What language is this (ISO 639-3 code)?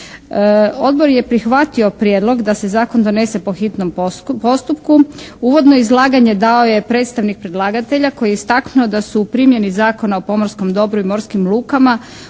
hrv